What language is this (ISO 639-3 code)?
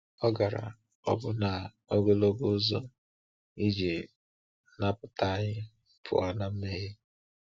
ibo